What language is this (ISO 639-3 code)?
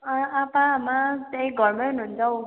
nep